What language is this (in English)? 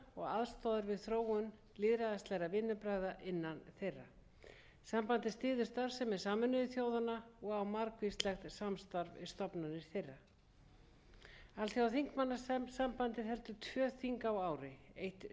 Icelandic